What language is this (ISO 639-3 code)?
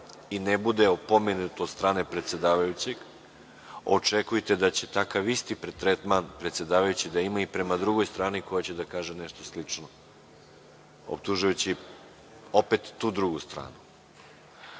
srp